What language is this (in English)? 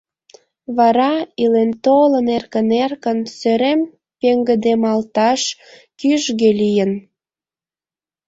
Mari